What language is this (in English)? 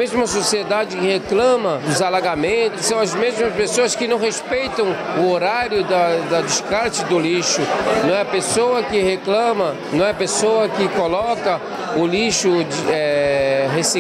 Portuguese